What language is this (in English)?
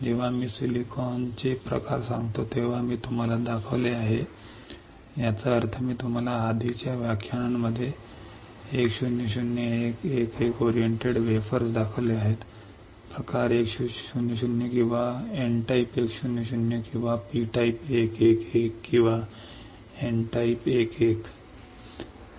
Marathi